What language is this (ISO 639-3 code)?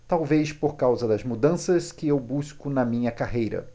por